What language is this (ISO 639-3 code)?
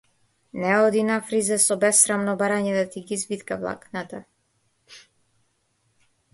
mkd